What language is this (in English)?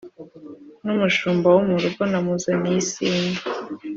Kinyarwanda